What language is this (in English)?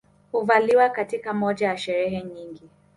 Swahili